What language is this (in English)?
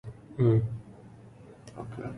Arabic